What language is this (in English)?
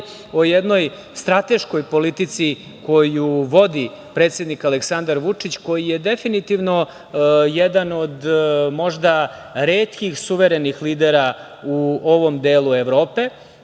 Serbian